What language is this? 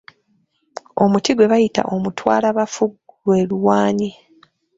Ganda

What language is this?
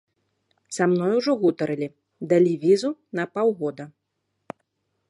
Belarusian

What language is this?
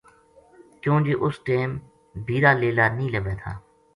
Gujari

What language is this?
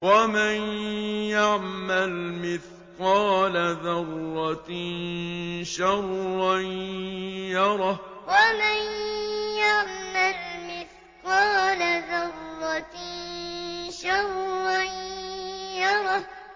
Arabic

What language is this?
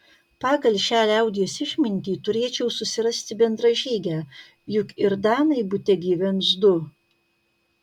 Lithuanian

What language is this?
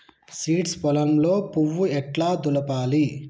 Telugu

